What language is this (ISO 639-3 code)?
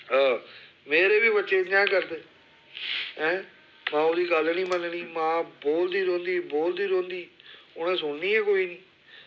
doi